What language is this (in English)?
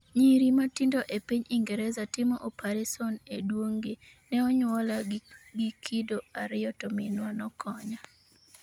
Luo (Kenya and Tanzania)